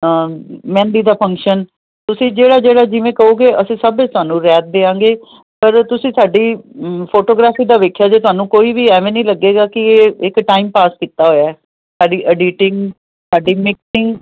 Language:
Punjabi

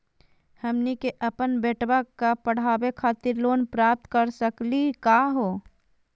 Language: Magahi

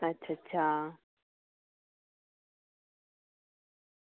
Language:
Dogri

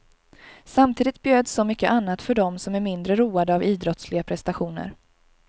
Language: Swedish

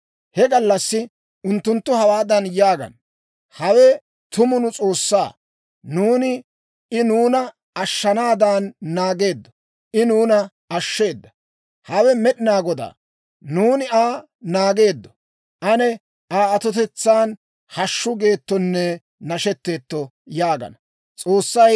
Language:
Dawro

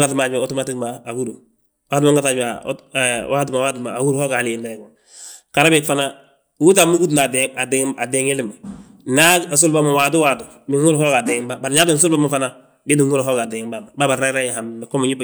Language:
Balanta-Ganja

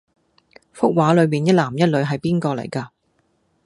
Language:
Cantonese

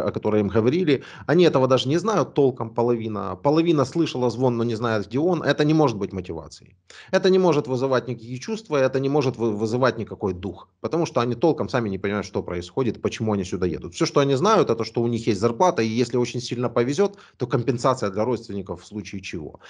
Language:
Russian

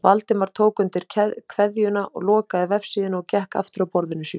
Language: Icelandic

